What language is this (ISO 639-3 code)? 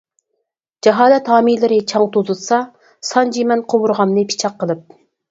uig